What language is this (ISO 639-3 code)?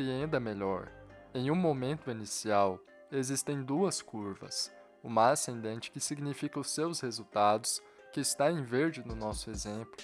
por